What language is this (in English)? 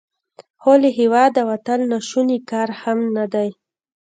Pashto